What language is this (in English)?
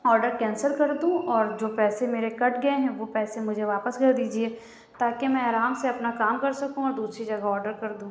Urdu